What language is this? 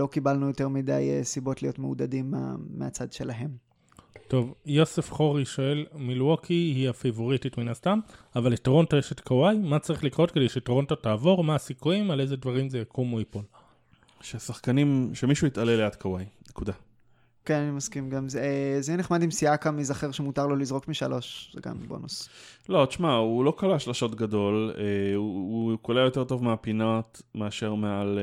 Hebrew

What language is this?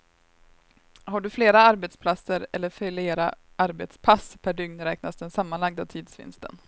Swedish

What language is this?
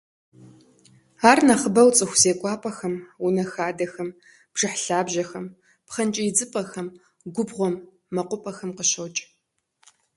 Kabardian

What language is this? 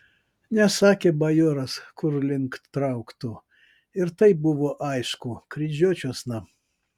Lithuanian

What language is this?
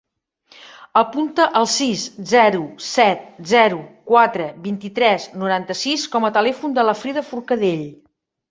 Catalan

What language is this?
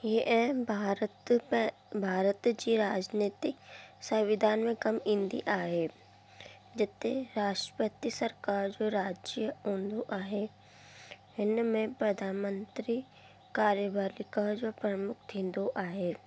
Sindhi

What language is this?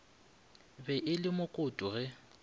Northern Sotho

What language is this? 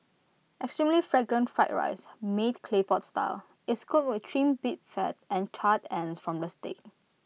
English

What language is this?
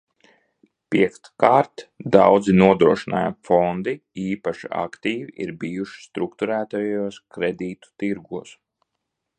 Latvian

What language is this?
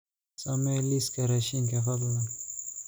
Somali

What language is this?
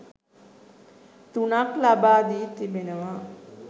Sinhala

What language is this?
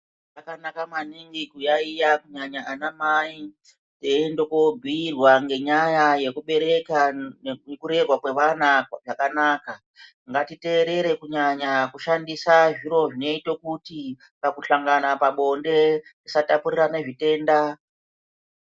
Ndau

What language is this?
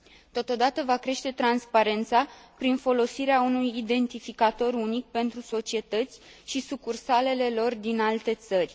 Romanian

